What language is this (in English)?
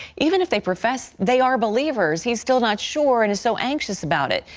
English